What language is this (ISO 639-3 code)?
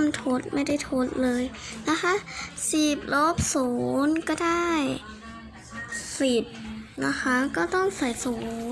tha